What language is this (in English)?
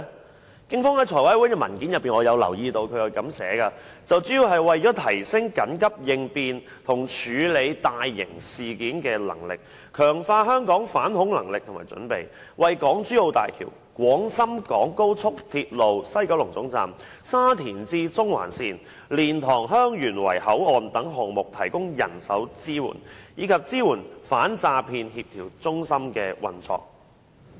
Cantonese